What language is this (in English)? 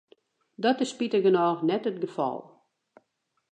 Western Frisian